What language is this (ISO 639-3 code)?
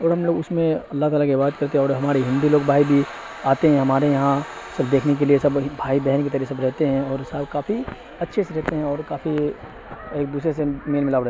urd